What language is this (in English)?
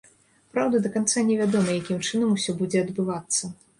Belarusian